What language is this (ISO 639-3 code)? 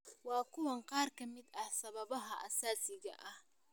som